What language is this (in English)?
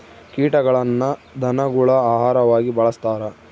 Kannada